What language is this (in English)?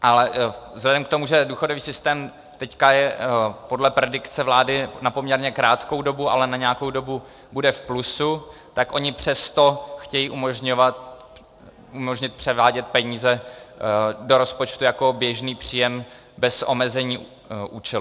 Czech